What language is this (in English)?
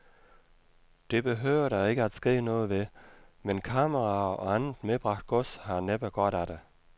Danish